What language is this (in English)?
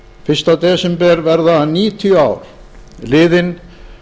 Icelandic